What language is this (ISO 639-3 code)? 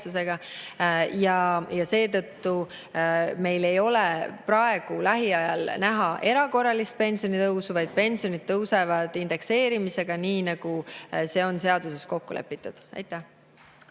est